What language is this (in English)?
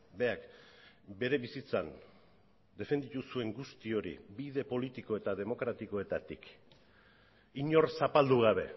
Basque